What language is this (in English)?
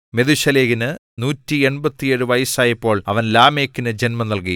Malayalam